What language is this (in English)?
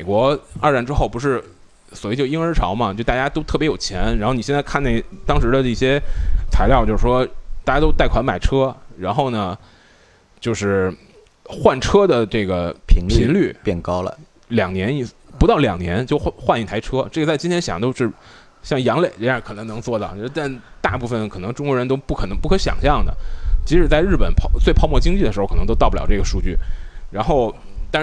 Chinese